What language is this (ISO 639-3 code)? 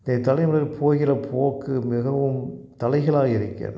tam